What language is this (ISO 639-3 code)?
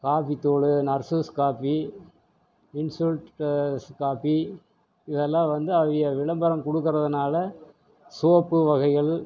tam